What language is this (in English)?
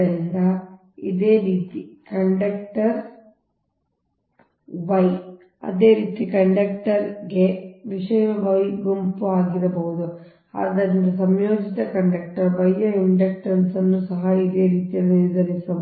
Kannada